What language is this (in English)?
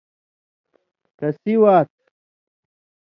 Indus Kohistani